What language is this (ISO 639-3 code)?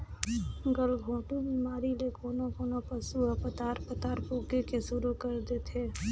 hne